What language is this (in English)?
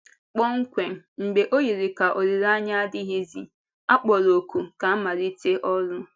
Igbo